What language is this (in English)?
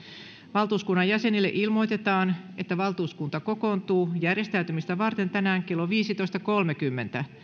Finnish